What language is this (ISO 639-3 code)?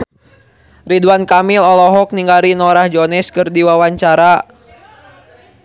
sun